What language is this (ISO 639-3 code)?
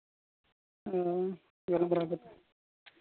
sat